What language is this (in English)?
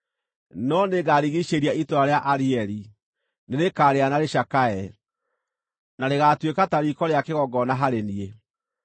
Kikuyu